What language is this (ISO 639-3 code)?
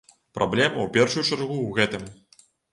bel